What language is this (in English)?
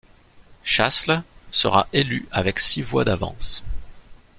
French